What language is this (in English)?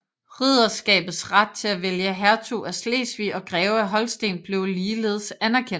Danish